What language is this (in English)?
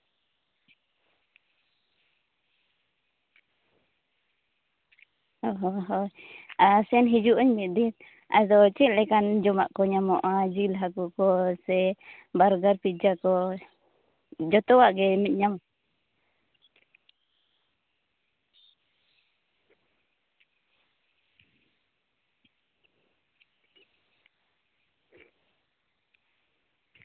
Santali